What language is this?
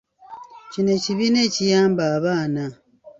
Ganda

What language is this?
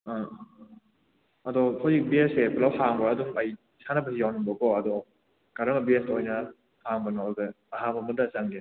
Manipuri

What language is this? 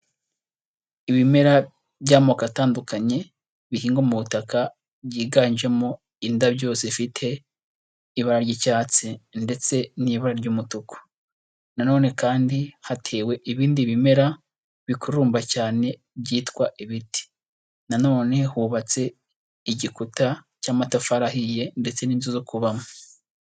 Kinyarwanda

